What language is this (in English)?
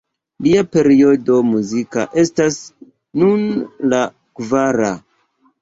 Esperanto